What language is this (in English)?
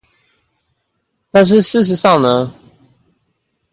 Chinese